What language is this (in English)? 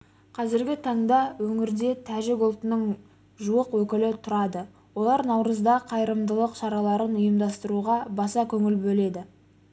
Kazakh